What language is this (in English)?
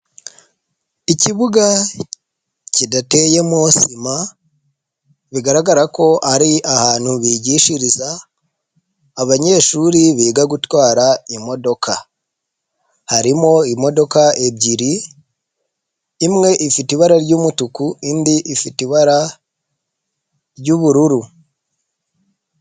Kinyarwanda